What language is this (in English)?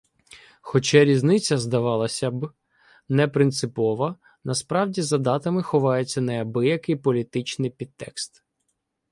Ukrainian